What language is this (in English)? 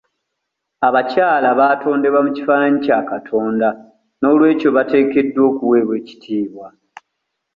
Ganda